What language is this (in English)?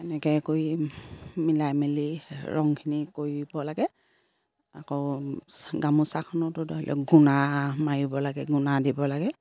Assamese